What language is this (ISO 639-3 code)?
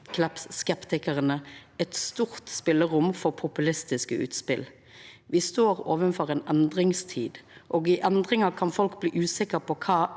nor